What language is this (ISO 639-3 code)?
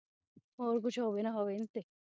pan